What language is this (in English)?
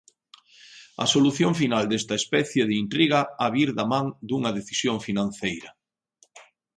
Galician